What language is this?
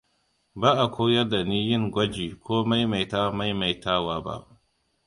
Hausa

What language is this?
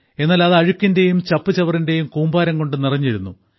Malayalam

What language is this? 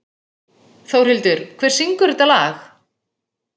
Icelandic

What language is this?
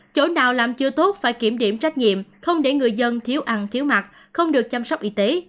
Vietnamese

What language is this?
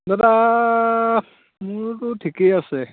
Assamese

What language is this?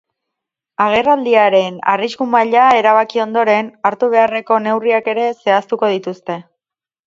Basque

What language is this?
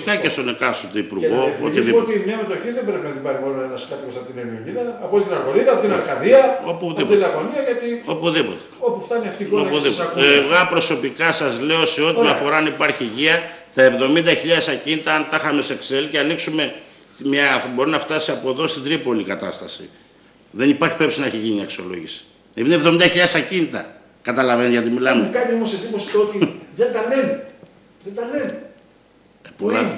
Greek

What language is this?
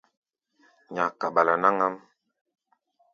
Gbaya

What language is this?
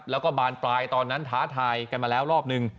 Thai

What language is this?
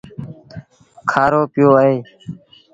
Sindhi Bhil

